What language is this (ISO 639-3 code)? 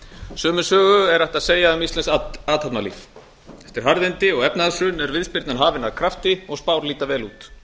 isl